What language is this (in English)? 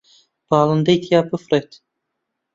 Central Kurdish